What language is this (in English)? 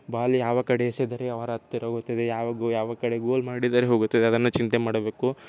Kannada